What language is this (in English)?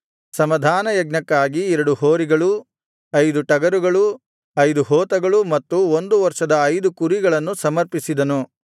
Kannada